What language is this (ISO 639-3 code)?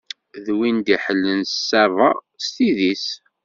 kab